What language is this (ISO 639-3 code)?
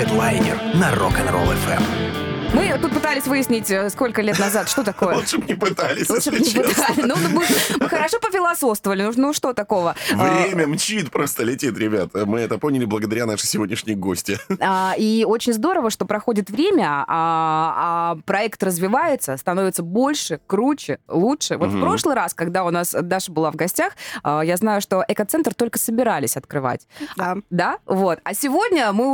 rus